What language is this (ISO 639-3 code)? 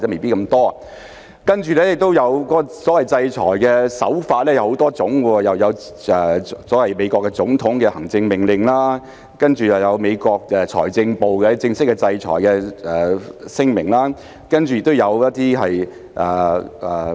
yue